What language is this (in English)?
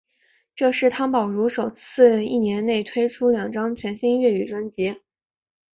Chinese